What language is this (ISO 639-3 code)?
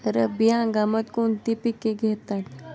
mar